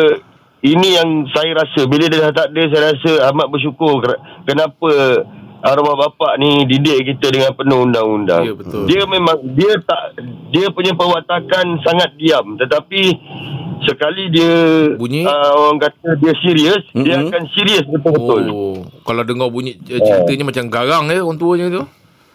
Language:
Malay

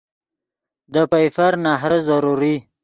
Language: Yidgha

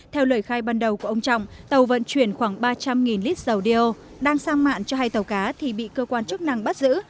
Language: Vietnamese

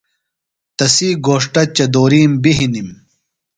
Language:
Phalura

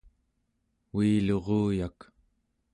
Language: Central Yupik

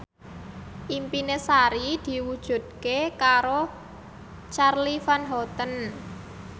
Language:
Javanese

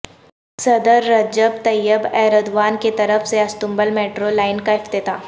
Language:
Urdu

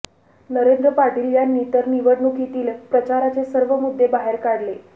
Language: Marathi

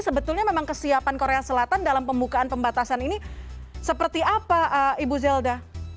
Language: Indonesian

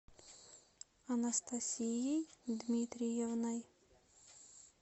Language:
Russian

